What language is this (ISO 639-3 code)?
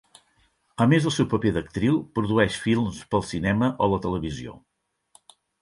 cat